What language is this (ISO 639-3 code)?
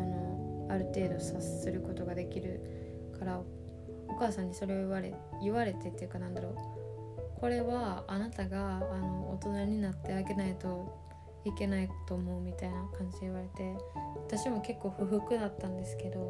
jpn